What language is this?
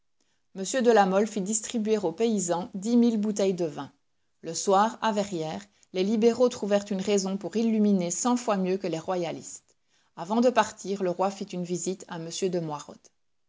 French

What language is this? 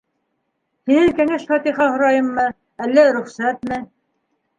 Bashkir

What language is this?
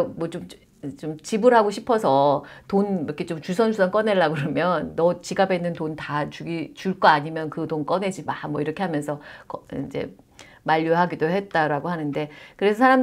Korean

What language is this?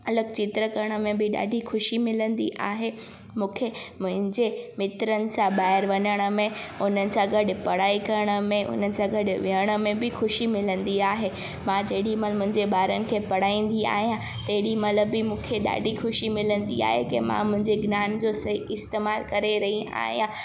Sindhi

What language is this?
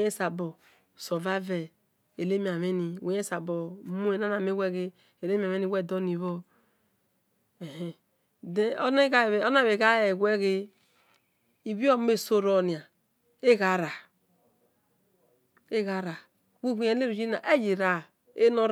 Esan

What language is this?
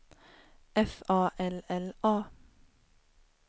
Swedish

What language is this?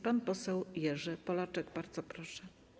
Polish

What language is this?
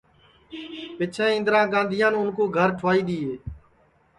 Sansi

